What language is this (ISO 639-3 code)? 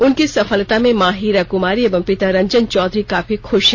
hin